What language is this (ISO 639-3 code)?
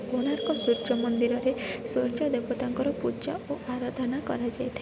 ori